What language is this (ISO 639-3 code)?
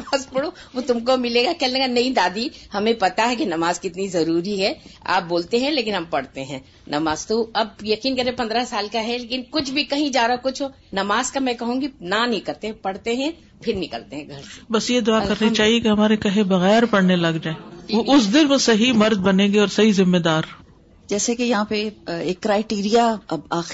urd